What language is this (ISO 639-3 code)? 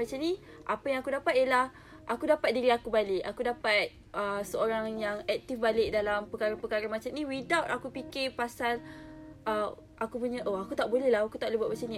msa